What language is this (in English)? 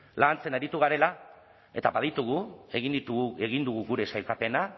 Basque